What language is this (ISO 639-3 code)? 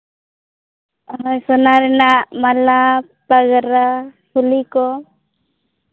sat